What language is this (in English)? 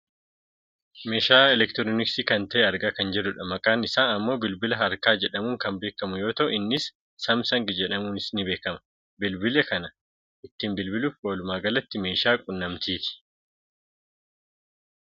Oromo